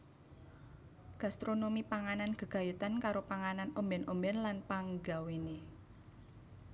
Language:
Javanese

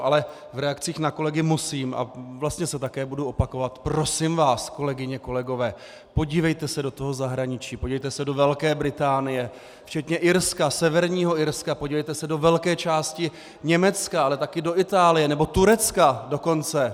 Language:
Czech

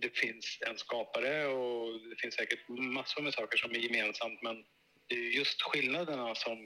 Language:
Swedish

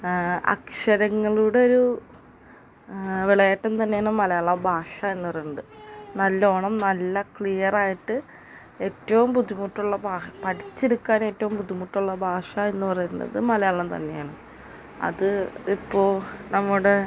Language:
Malayalam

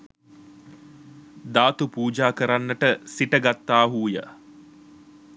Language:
Sinhala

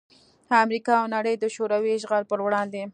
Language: Pashto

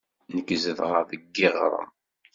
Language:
Kabyle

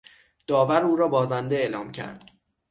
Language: Persian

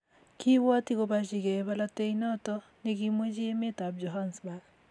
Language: Kalenjin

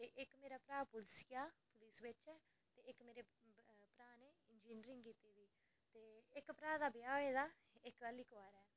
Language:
Dogri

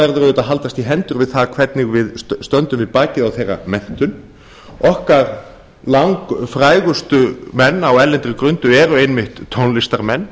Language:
Icelandic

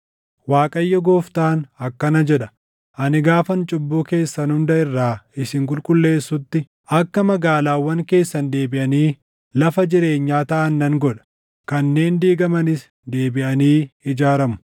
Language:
Oromo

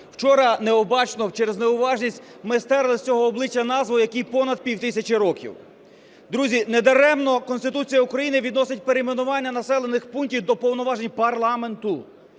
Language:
Ukrainian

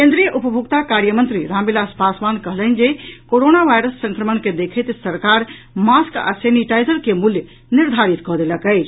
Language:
Maithili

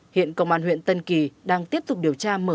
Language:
Vietnamese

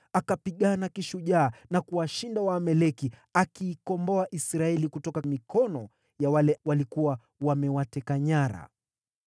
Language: Swahili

